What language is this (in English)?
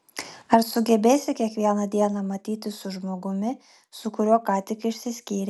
Lithuanian